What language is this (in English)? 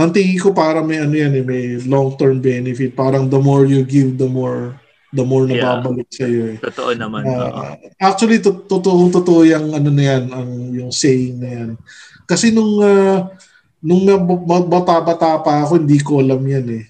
Filipino